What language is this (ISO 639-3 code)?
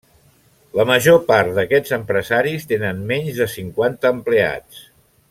cat